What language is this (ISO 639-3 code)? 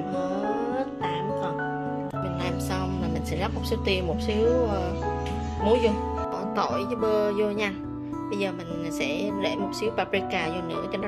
vie